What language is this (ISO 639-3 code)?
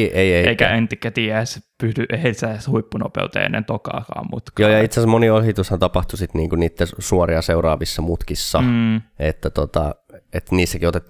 fin